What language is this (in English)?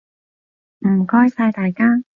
Cantonese